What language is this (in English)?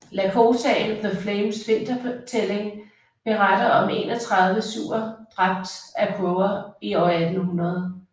Danish